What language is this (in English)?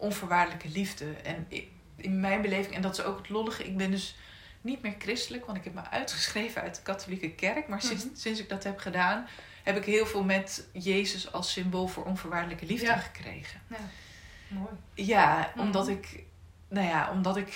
Dutch